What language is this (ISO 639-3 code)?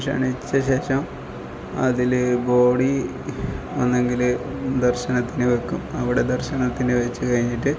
mal